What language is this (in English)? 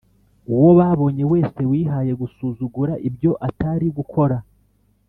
Kinyarwanda